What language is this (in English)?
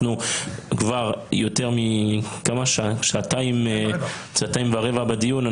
Hebrew